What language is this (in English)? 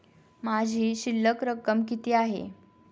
Marathi